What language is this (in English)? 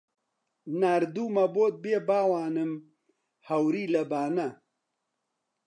Central Kurdish